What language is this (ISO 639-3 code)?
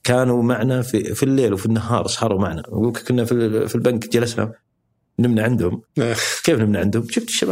ara